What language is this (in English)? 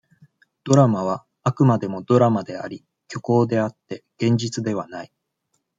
Japanese